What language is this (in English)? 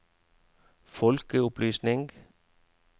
Norwegian